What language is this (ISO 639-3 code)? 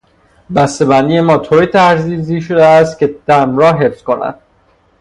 fas